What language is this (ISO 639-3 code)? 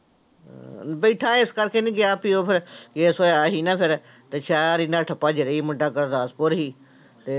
pan